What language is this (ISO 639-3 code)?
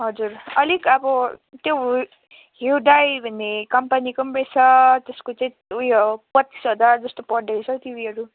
nep